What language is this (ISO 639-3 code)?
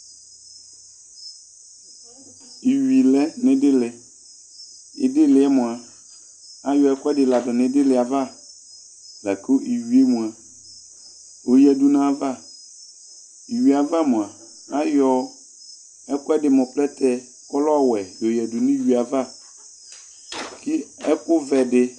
kpo